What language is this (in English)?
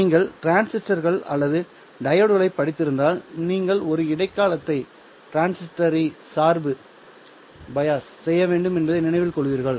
Tamil